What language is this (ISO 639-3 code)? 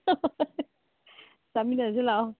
mni